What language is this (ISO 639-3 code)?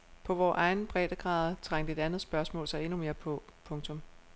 dan